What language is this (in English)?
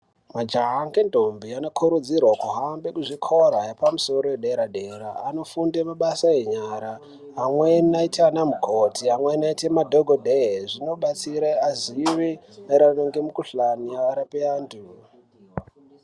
Ndau